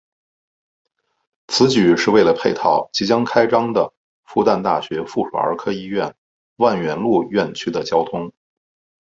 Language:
Chinese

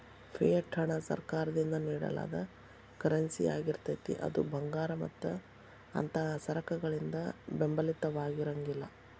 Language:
Kannada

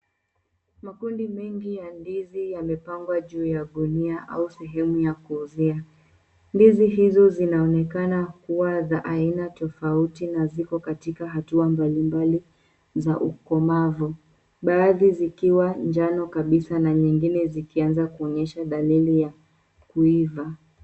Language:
Swahili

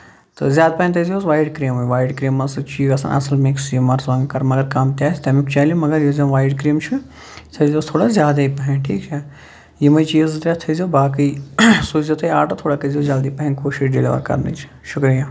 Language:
Kashmiri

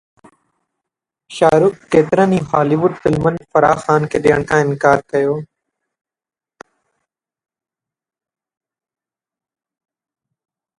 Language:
Sindhi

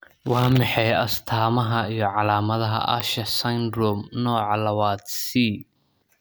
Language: Somali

